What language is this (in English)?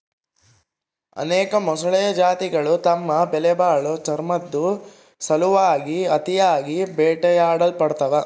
Kannada